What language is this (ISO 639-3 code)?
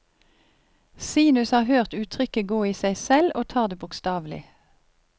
nor